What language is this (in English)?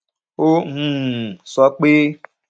Yoruba